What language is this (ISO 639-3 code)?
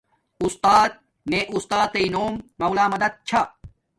dmk